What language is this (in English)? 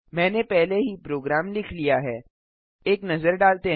Hindi